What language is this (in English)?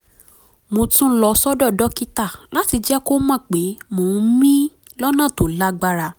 Yoruba